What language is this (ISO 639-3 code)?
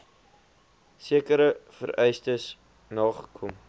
afr